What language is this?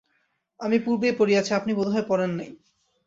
Bangla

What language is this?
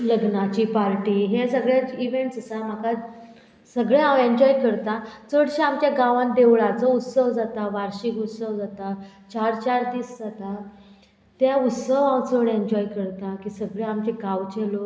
Konkani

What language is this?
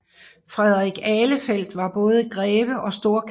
Danish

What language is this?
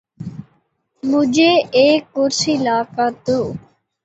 Urdu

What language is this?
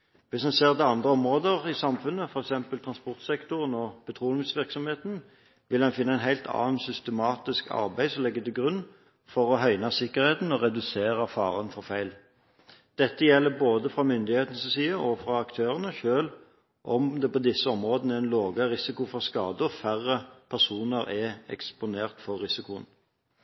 Norwegian Bokmål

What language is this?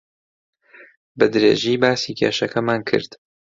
Central Kurdish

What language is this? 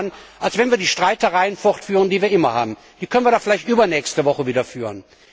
German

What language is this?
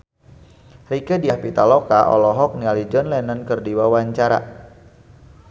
Sundanese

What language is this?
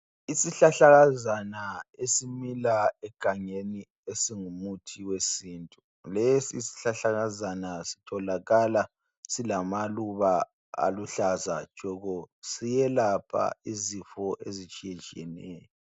North Ndebele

